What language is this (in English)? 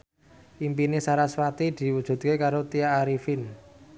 Javanese